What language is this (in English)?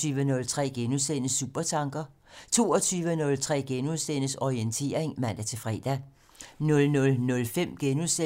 Danish